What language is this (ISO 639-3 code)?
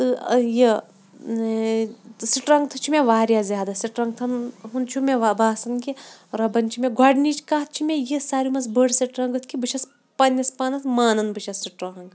kas